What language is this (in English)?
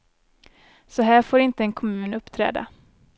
Swedish